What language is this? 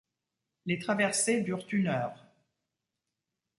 French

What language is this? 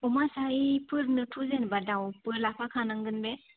Bodo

